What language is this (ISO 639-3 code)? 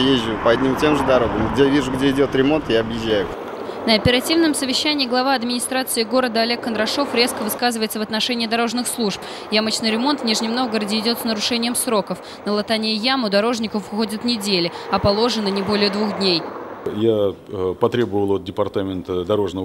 rus